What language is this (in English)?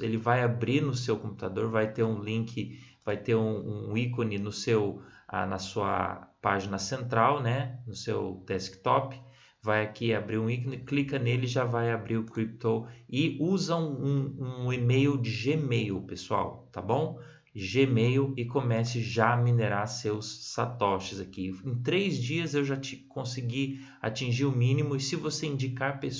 Portuguese